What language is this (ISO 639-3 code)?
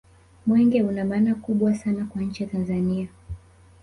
swa